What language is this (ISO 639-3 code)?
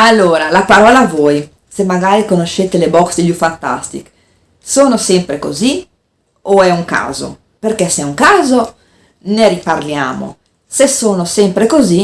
ita